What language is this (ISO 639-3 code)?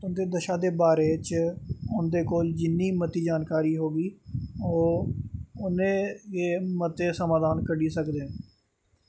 doi